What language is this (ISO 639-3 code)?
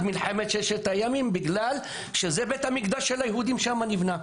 heb